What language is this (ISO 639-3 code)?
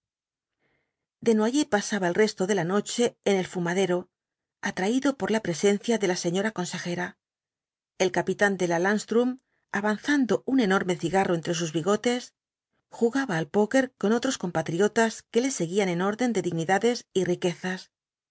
spa